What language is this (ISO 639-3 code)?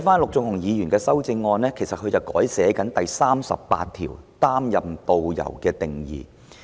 yue